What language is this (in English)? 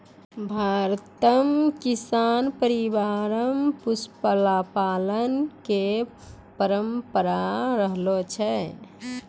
Maithili